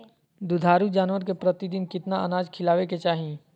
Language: Magahi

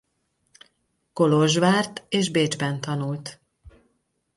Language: Hungarian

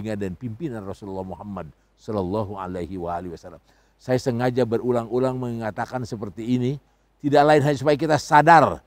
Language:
Indonesian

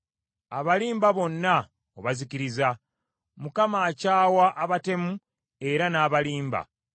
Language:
Ganda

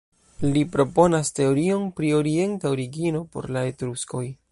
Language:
Esperanto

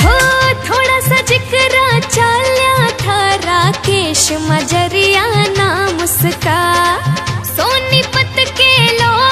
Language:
Hindi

